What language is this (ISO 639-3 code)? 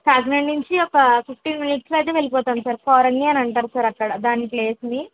tel